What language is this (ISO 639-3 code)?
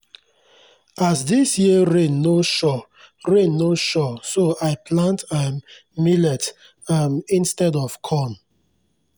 pcm